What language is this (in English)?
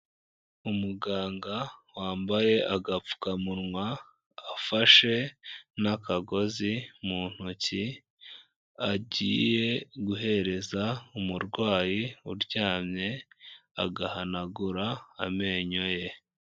Kinyarwanda